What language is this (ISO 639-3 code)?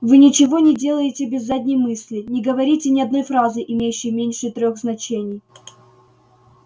rus